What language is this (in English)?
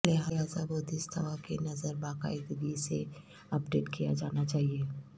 Urdu